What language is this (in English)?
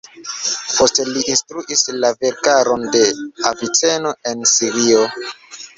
Esperanto